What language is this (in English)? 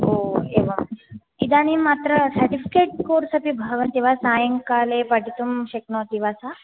Sanskrit